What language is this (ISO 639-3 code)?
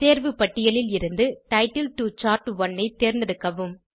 tam